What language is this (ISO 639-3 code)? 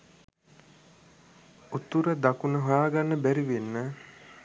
sin